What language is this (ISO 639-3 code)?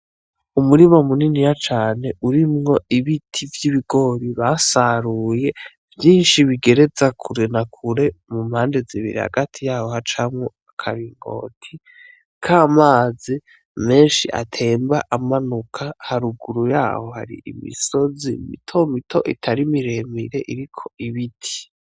run